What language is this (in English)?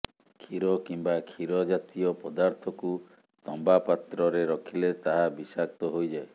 Odia